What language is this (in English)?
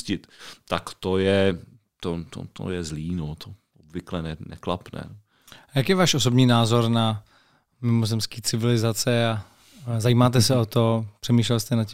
Czech